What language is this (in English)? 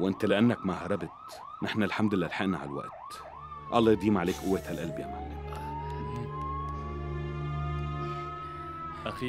Arabic